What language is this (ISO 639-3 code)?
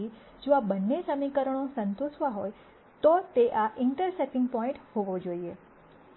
guj